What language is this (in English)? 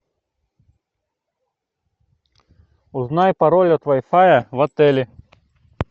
Russian